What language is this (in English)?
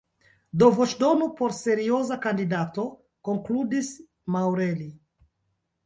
Esperanto